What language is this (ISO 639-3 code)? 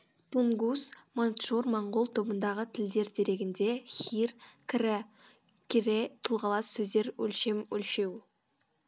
kaz